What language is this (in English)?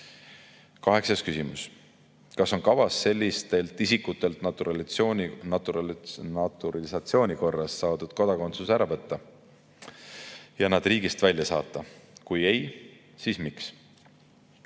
Estonian